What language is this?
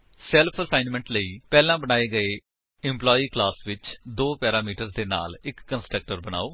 Punjabi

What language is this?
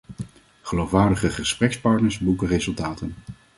Dutch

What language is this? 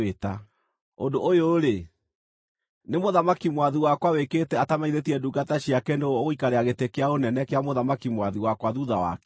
Kikuyu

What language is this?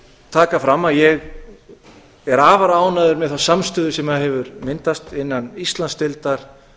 Icelandic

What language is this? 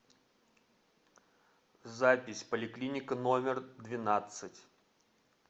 Russian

